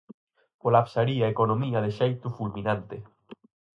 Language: Galician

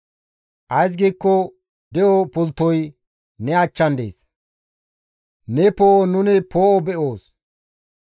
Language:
Gamo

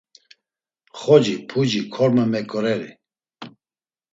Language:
Laz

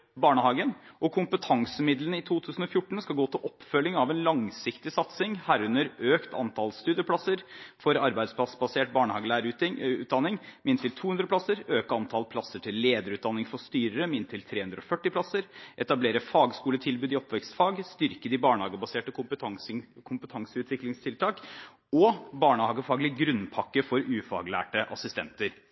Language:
Norwegian Bokmål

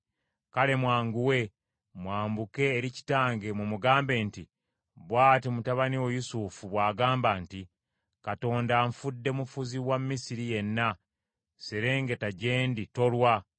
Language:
Ganda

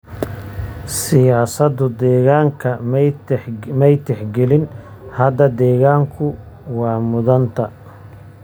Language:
Somali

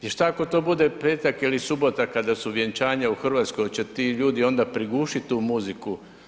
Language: Croatian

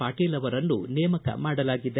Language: Kannada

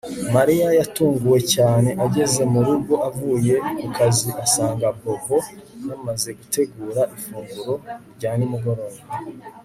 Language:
Kinyarwanda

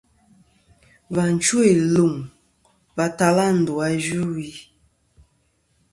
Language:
Kom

